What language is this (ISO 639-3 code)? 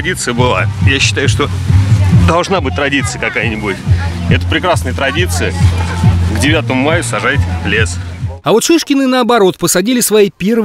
rus